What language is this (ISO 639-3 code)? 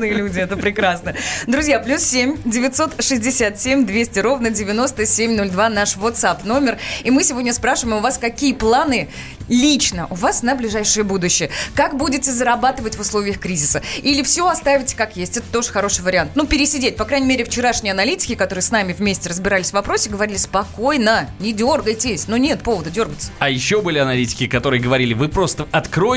rus